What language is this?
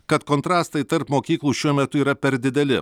Lithuanian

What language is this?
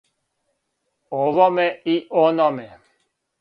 Serbian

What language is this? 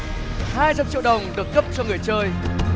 Vietnamese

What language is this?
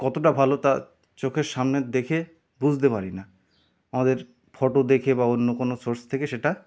Bangla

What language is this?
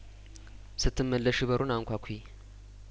Amharic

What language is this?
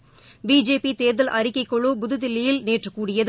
Tamil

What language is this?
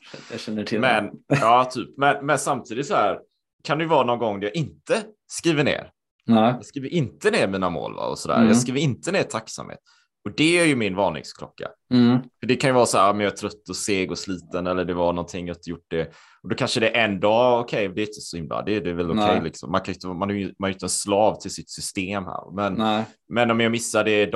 Swedish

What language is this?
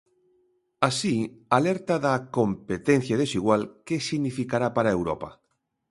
Galician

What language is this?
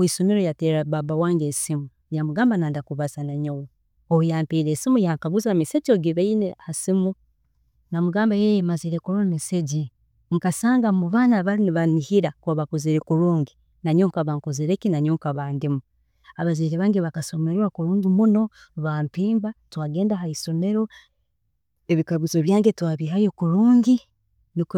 Tooro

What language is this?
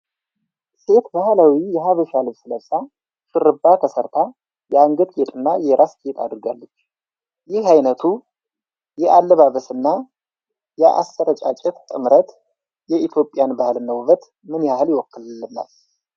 Amharic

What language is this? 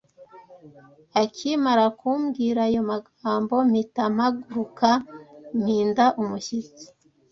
Kinyarwanda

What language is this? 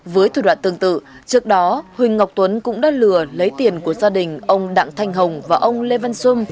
Vietnamese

